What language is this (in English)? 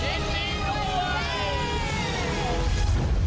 Thai